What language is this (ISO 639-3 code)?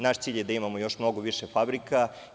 srp